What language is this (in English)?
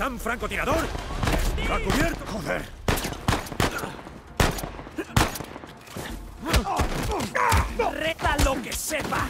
Spanish